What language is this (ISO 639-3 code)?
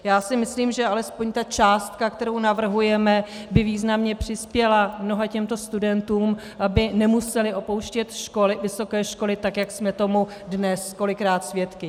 ces